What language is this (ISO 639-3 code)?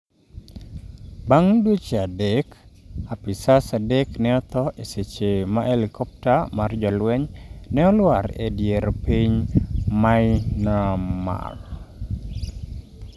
luo